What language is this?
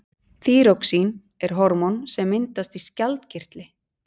Icelandic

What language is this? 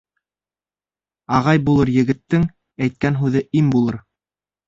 Bashkir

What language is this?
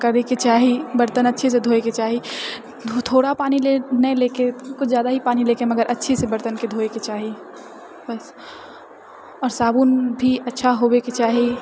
Maithili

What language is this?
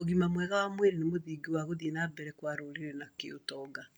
Kikuyu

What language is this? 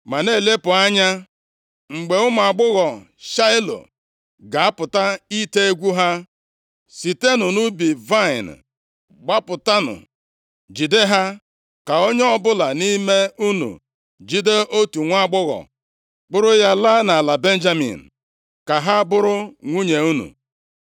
Igbo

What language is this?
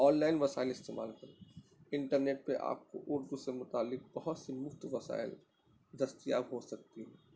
Urdu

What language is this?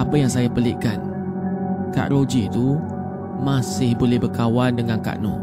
Malay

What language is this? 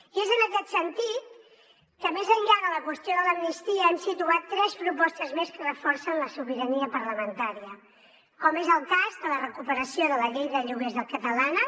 Catalan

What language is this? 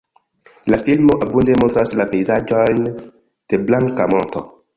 Esperanto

